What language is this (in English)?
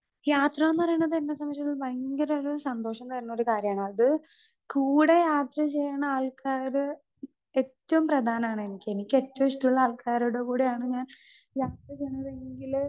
Malayalam